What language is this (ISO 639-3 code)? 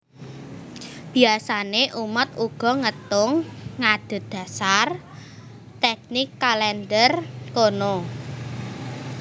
jav